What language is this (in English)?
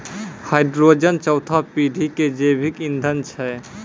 Maithili